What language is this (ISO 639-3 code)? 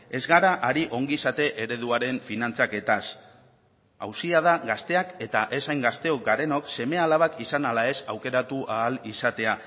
eus